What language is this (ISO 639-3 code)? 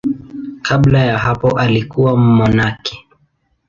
swa